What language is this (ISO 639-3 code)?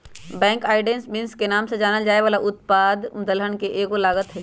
mag